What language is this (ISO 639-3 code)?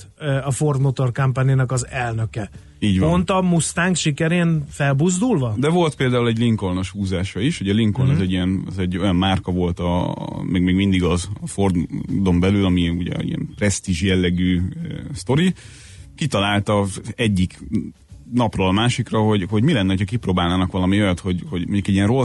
hun